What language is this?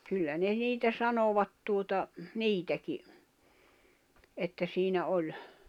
Finnish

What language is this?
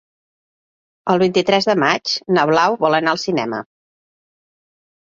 Catalan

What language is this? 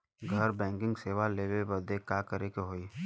Bhojpuri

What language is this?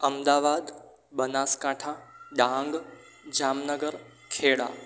Gujarati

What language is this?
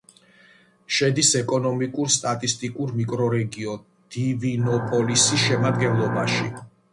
Georgian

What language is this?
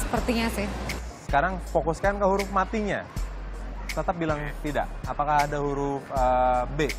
Indonesian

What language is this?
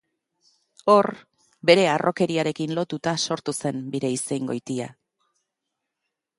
Basque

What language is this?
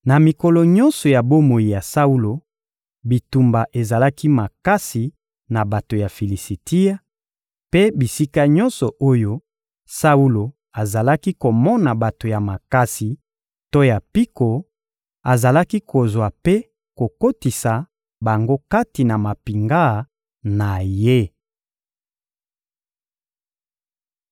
Lingala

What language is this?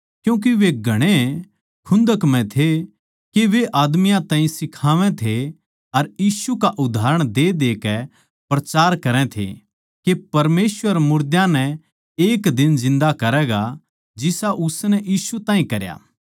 Haryanvi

